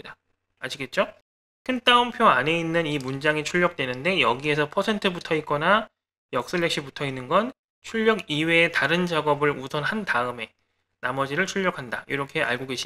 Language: Korean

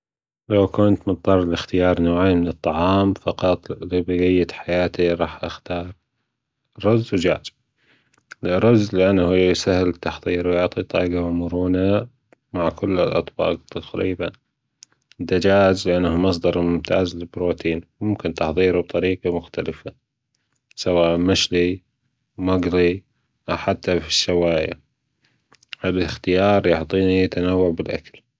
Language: Gulf Arabic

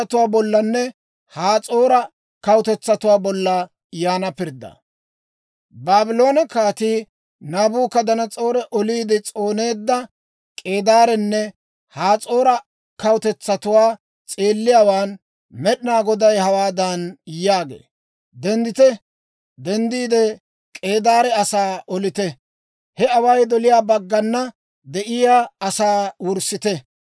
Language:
Dawro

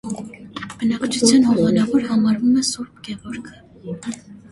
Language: Armenian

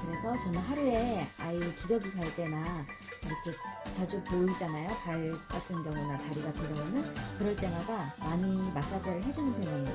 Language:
Korean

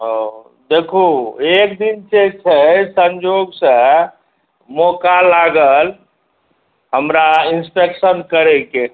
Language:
Maithili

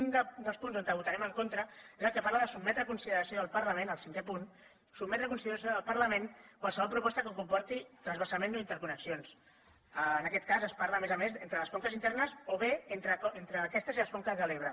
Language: Catalan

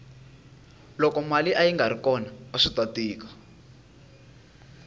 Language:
Tsonga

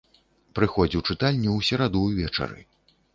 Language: Belarusian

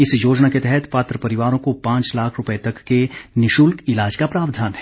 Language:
Hindi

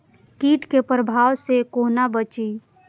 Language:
Maithili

